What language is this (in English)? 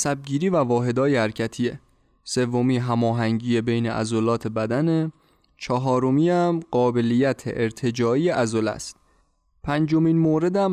Persian